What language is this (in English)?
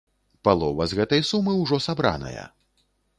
Belarusian